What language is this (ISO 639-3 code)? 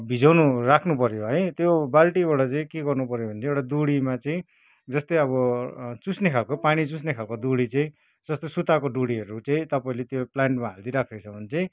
nep